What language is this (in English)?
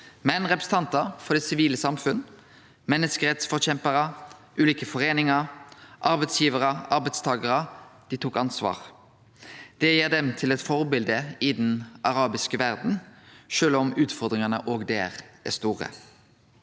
Norwegian